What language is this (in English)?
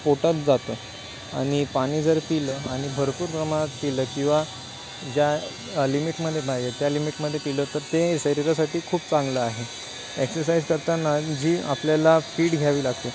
Marathi